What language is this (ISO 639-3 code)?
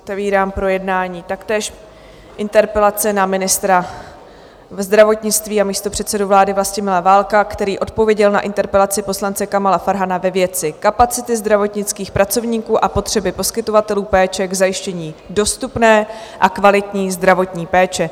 ces